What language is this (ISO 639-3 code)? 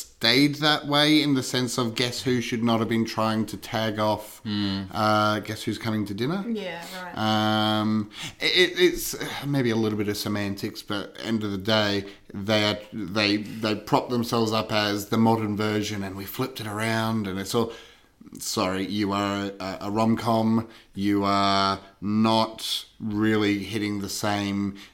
eng